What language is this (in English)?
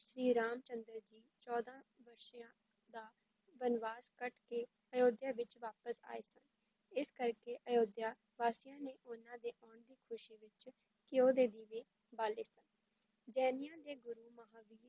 Punjabi